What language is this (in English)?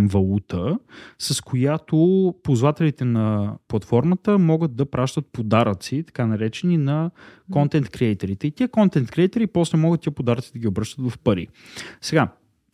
Bulgarian